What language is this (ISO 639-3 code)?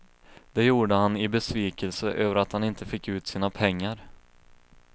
swe